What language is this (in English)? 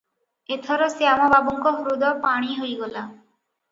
Odia